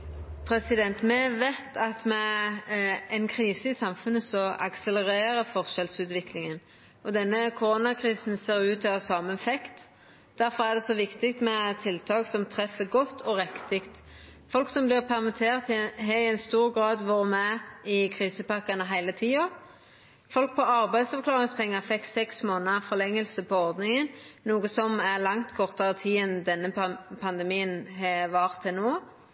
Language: Norwegian Nynorsk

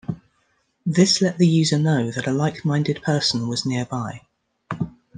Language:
English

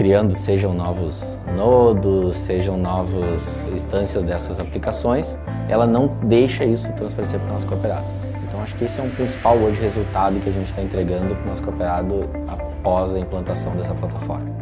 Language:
Portuguese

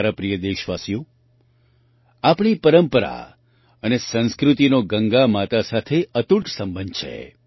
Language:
Gujarati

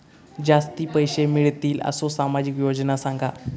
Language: Marathi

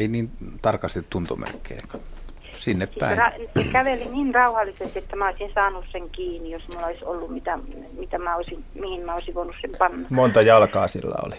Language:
Finnish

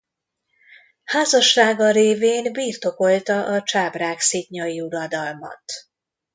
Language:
Hungarian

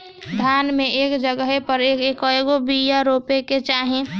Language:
Bhojpuri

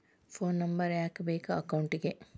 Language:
Kannada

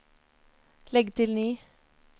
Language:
Norwegian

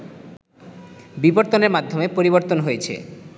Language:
Bangla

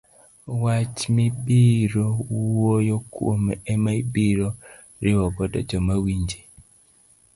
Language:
Luo (Kenya and Tanzania)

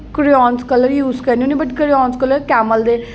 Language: Dogri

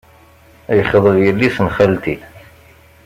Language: Kabyle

